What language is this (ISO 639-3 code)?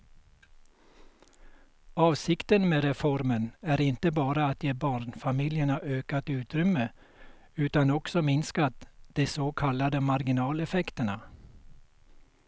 swe